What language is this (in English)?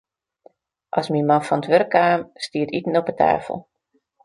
Western Frisian